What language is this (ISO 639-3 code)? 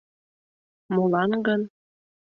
chm